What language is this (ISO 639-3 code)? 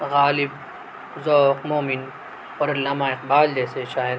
urd